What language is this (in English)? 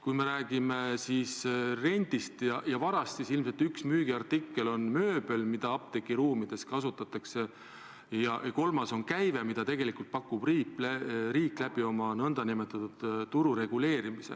Estonian